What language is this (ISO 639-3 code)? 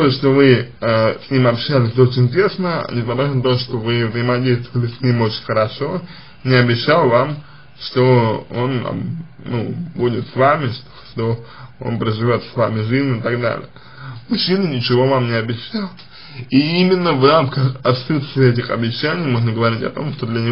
rus